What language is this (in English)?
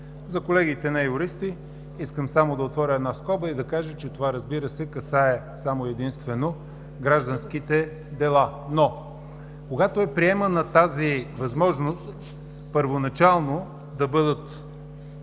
Bulgarian